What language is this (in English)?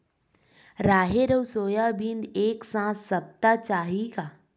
Chhattisgarhi